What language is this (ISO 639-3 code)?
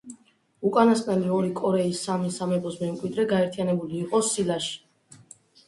kat